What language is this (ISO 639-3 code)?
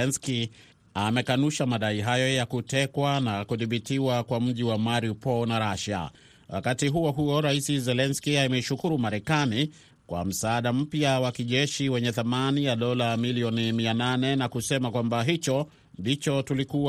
swa